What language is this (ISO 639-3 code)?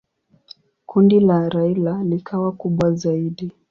swa